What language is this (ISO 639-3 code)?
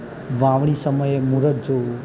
guj